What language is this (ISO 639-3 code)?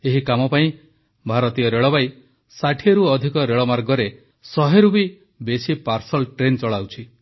ori